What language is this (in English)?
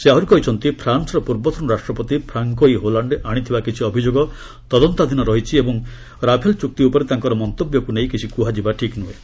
Odia